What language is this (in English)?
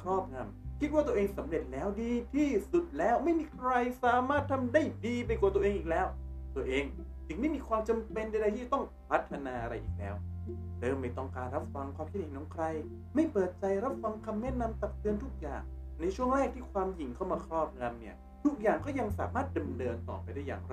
Thai